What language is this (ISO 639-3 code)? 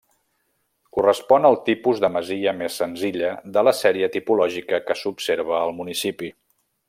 cat